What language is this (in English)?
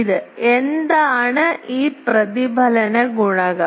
Malayalam